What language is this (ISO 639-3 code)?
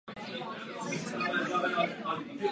ces